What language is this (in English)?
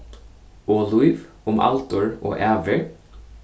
Faroese